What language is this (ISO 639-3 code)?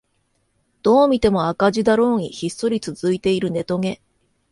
jpn